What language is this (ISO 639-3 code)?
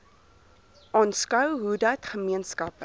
afr